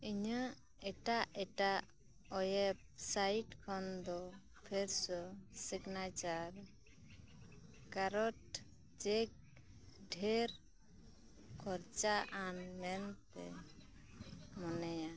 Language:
Santali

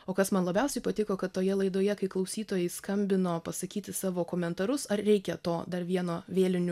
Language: Lithuanian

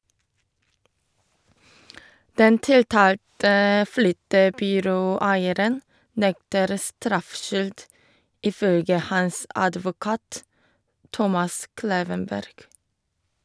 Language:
Norwegian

